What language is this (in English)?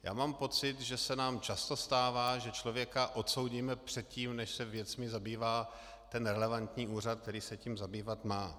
Czech